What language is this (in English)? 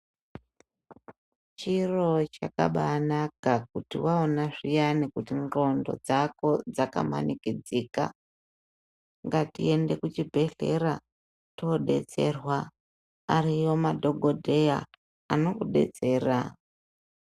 Ndau